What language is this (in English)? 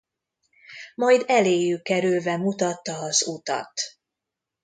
Hungarian